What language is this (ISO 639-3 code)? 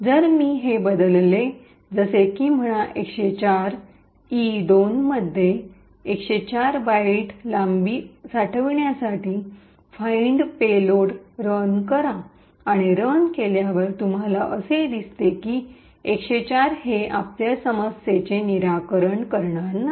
mar